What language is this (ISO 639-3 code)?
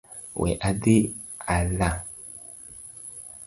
luo